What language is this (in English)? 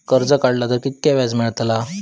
Marathi